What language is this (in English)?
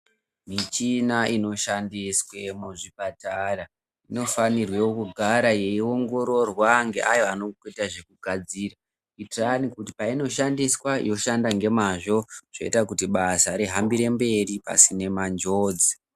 Ndau